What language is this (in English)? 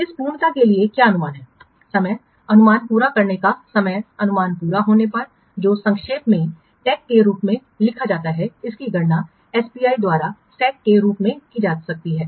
Hindi